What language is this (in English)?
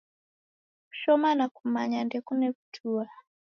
Taita